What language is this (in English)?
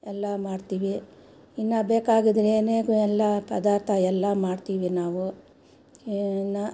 Kannada